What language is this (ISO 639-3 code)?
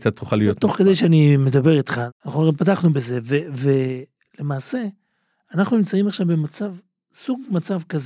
heb